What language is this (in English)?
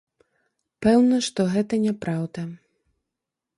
Belarusian